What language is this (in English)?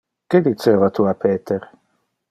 Interlingua